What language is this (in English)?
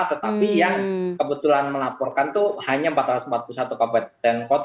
Indonesian